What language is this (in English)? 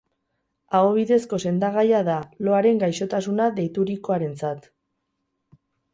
Basque